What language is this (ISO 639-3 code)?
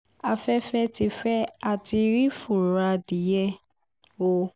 yor